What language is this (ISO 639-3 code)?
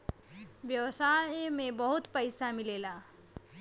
bho